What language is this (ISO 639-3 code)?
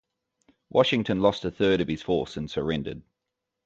eng